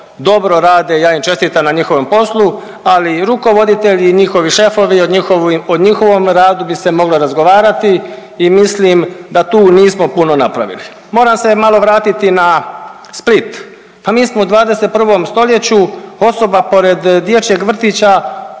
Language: Croatian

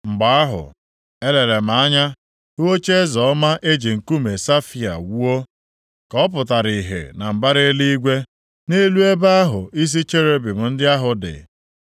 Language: Igbo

